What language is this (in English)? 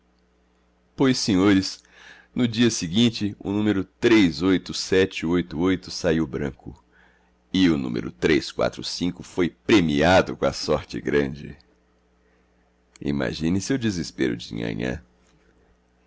Portuguese